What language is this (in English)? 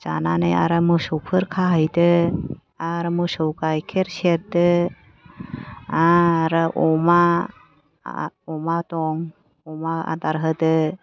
Bodo